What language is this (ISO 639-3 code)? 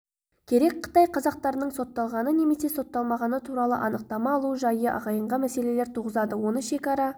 kaz